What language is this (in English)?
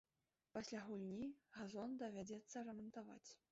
Belarusian